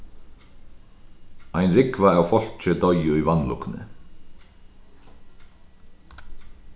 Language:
Faroese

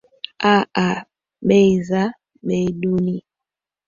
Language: Swahili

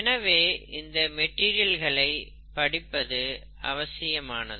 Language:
Tamil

